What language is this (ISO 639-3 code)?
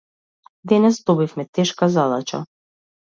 mkd